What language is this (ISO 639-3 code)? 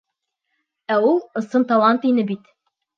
bak